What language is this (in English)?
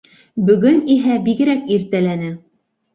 Bashkir